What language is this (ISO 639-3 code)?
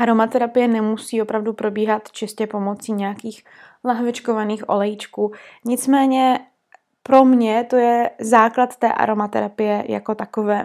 ces